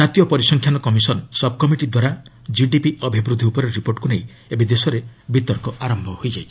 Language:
Odia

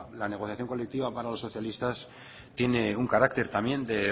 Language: Spanish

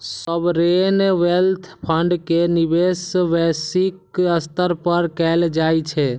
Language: Maithili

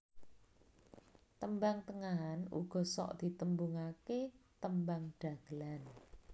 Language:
Javanese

